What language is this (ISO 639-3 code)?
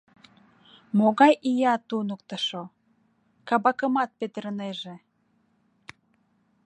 chm